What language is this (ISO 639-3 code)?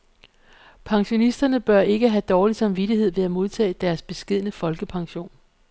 dan